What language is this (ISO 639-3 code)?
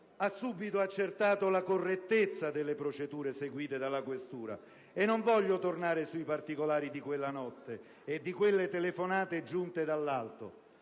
ita